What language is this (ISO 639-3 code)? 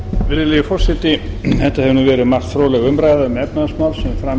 isl